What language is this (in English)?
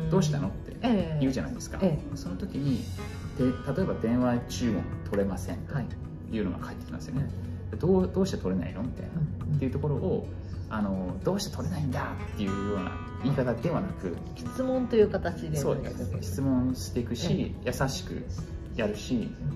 Japanese